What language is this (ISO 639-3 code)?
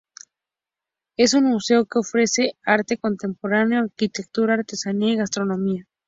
spa